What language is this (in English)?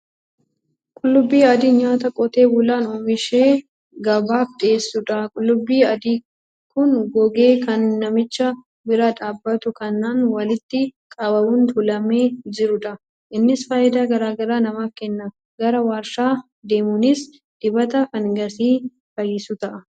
Oromo